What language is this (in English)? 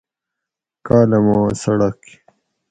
Gawri